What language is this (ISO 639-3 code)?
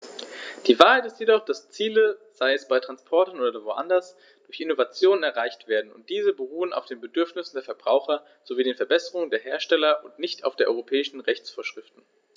deu